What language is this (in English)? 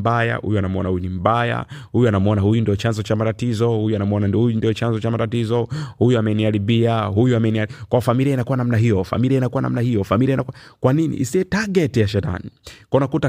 Swahili